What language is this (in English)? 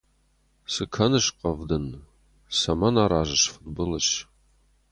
Ossetic